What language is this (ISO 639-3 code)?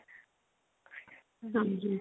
pan